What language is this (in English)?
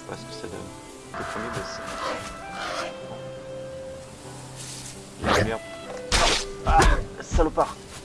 French